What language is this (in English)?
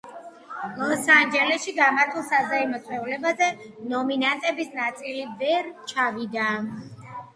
Georgian